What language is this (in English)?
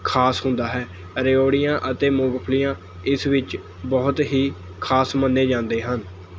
Punjabi